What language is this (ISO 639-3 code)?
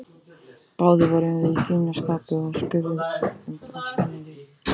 isl